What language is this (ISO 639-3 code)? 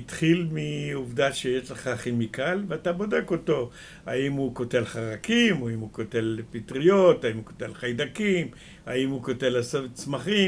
heb